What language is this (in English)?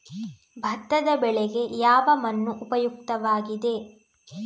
Kannada